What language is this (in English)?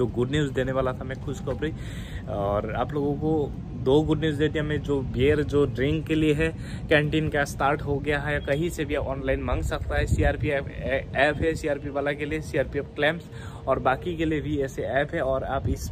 Hindi